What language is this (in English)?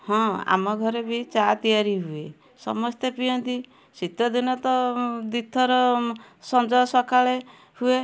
Odia